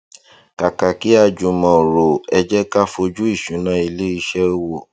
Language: Yoruba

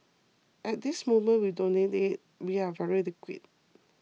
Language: English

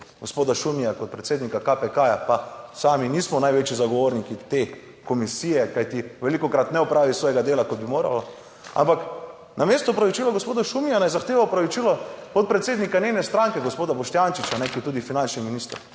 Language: Slovenian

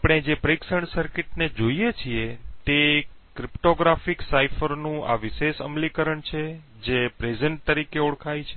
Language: Gujarati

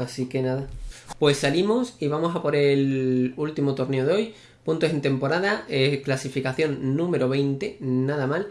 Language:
Spanish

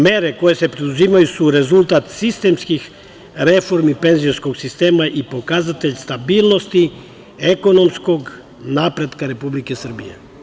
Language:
Serbian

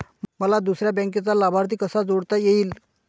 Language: Marathi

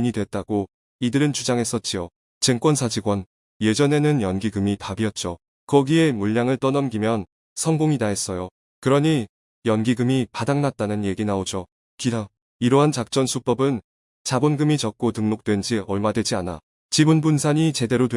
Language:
Korean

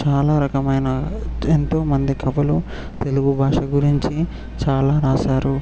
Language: Telugu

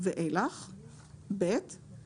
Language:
Hebrew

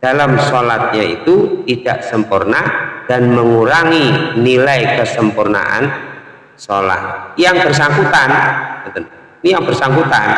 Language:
Indonesian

